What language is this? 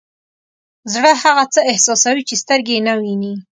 Pashto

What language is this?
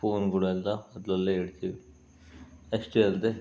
Kannada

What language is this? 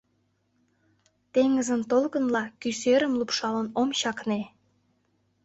Mari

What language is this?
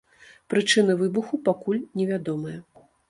Belarusian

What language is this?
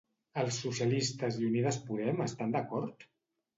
Catalan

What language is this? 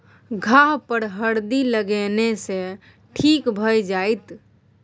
Maithili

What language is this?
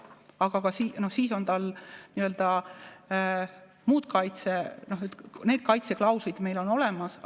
Estonian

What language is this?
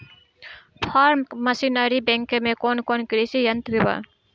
Bhojpuri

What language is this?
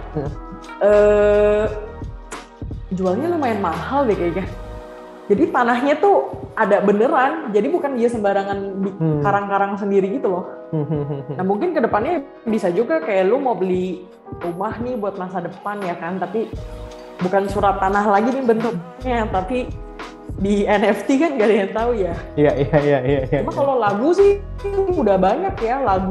Indonesian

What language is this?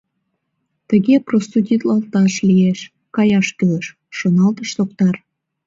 Mari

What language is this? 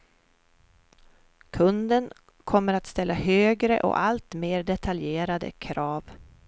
Swedish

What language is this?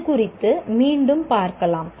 Tamil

